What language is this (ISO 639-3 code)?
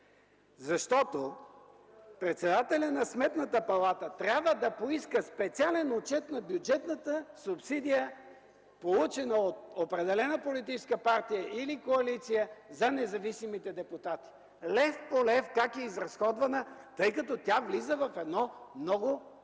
bul